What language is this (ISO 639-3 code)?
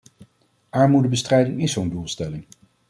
nld